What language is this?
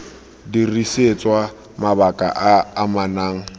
Tswana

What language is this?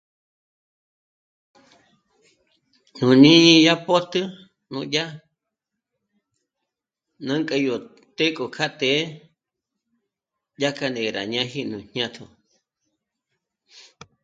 Michoacán Mazahua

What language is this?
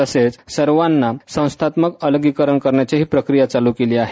Marathi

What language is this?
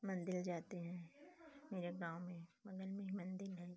Hindi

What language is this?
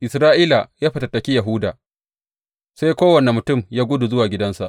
Hausa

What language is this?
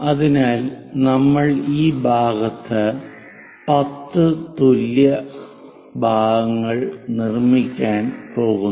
Malayalam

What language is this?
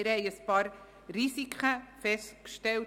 Swiss German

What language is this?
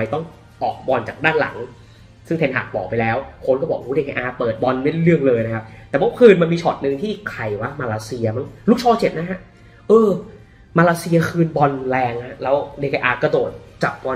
Thai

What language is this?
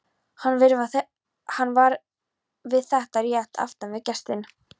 Icelandic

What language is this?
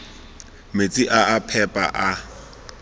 Tswana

